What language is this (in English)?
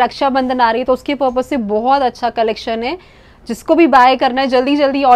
Hindi